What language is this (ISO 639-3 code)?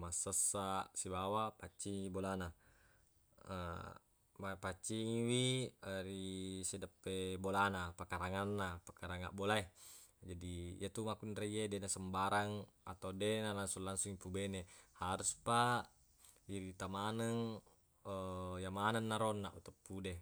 bug